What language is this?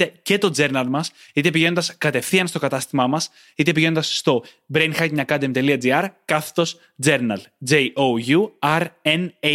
Greek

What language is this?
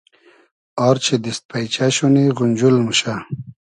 Hazaragi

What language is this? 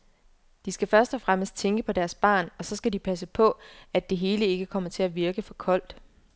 Danish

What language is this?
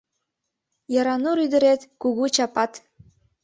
Mari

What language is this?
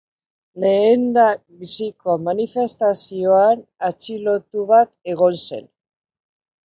Basque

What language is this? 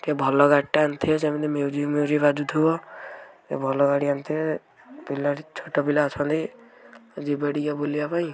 Odia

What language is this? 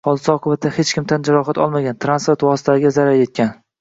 Uzbek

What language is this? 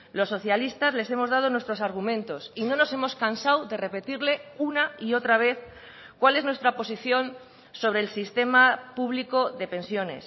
Spanish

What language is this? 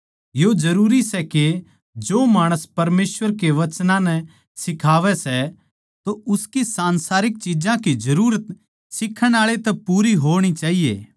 Haryanvi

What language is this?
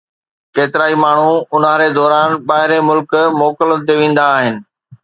Sindhi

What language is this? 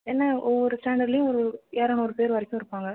Tamil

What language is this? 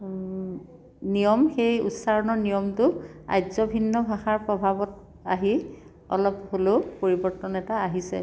Assamese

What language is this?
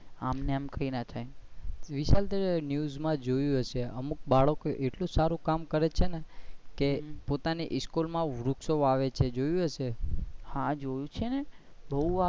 Gujarati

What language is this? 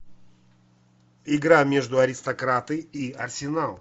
Russian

